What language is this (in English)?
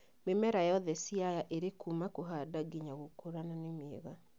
Kikuyu